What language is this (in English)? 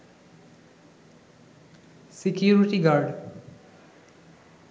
Bangla